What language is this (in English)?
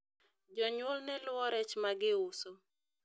Luo (Kenya and Tanzania)